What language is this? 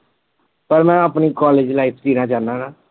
Punjabi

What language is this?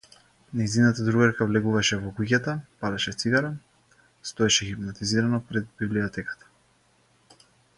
Macedonian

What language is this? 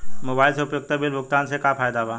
Bhojpuri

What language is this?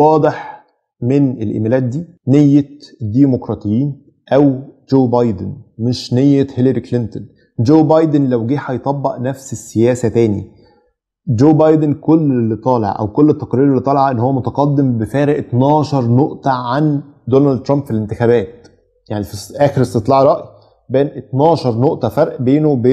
Arabic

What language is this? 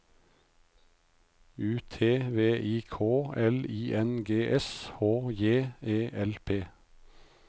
Norwegian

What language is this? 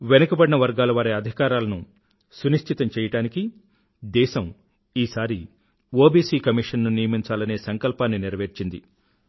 Telugu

